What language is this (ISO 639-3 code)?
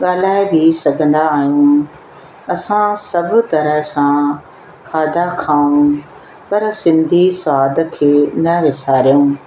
snd